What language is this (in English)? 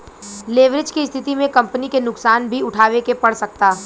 Bhojpuri